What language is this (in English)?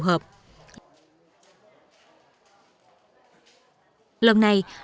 Vietnamese